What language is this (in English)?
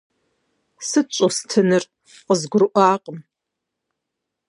Kabardian